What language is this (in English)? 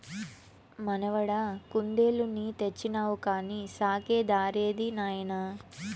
Telugu